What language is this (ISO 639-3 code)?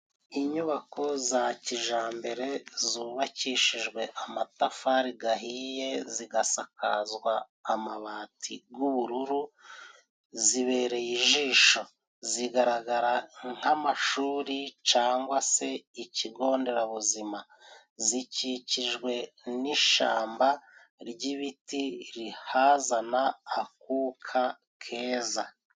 kin